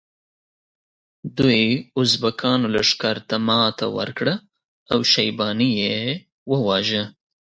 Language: Pashto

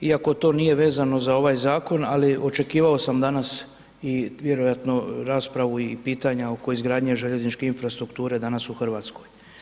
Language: Croatian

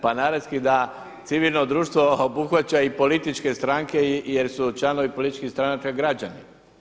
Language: Croatian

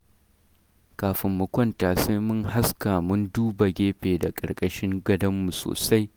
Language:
Hausa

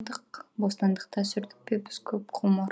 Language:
Kazakh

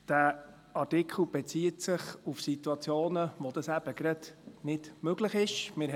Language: Swiss German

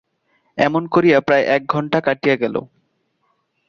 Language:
Bangla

